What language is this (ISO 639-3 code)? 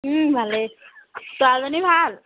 asm